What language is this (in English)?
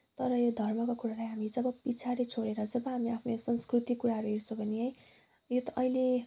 Nepali